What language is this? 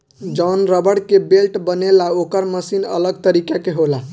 Bhojpuri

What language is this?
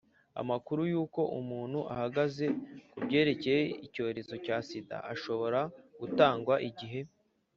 Kinyarwanda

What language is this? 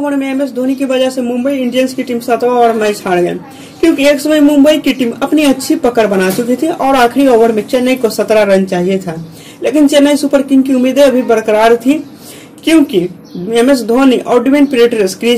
Hindi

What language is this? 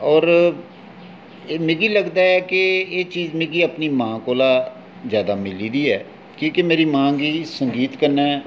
Dogri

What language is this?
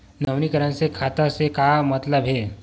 Chhattisgarhi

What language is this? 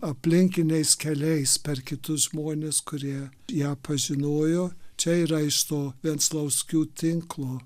Lithuanian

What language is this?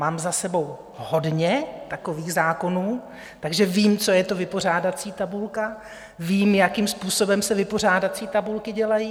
Czech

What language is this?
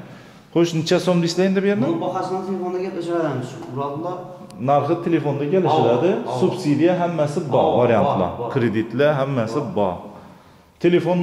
Turkish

